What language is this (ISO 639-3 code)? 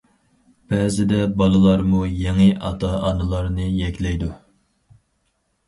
uig